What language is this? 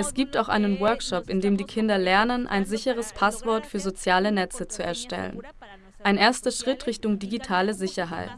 German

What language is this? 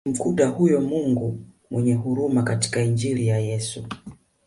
Swahili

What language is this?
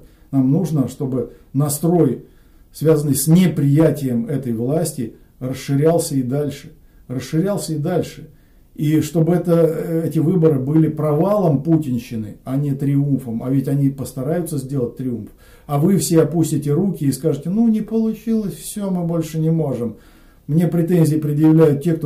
Russian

